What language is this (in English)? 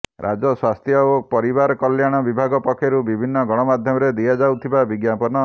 Odia